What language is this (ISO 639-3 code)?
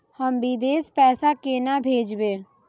mai